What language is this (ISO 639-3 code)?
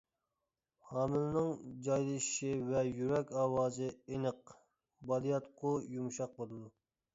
uig